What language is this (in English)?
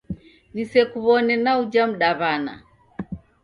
Taita